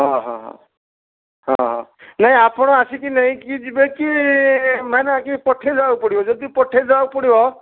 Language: Odia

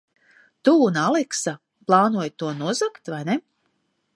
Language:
Latvian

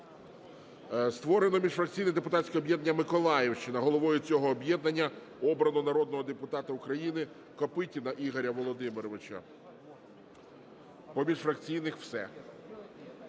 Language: Ukrainian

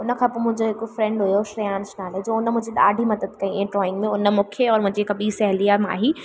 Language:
Sindhi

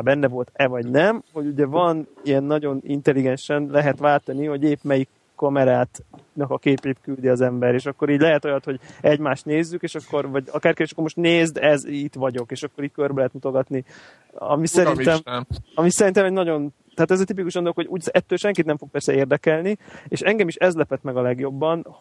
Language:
Hungarian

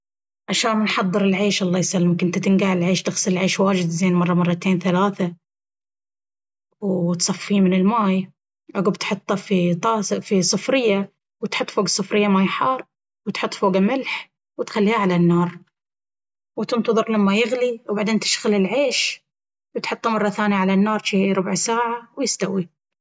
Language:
Baharna Arabic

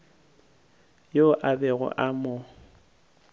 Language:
Northern Sotho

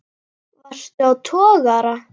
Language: Icelandic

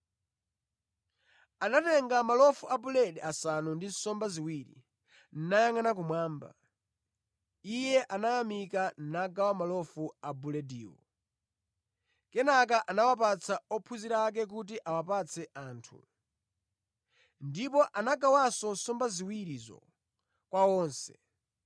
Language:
Nyanja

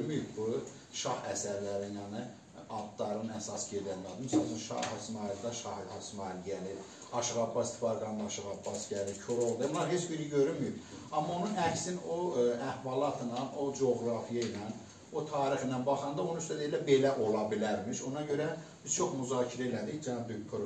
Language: Turkish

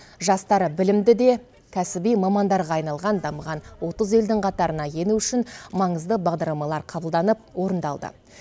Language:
Kazakh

